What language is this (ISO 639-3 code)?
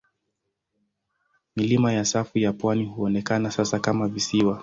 swa